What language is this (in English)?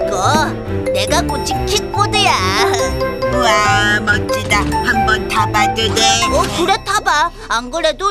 Korean